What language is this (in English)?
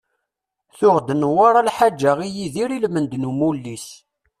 Kabyle